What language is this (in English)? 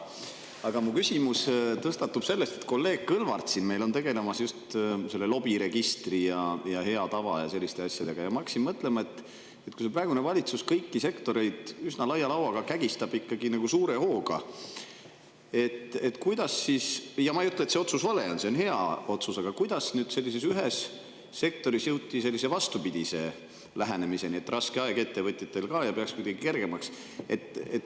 Estonian